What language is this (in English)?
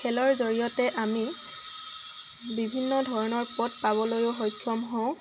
Assamese